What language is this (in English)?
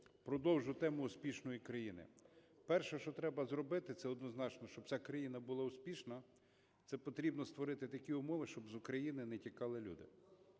Ukrainian